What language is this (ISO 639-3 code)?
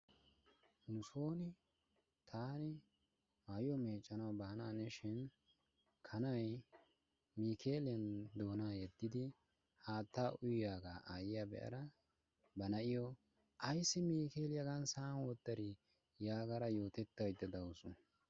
wal